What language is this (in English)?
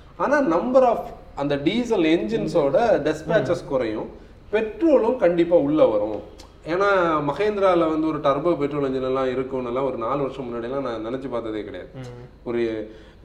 Tamil